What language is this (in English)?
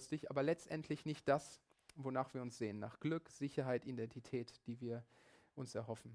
German